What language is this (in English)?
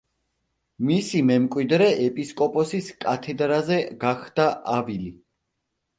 Georgian